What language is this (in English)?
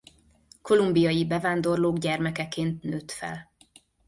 Hungarian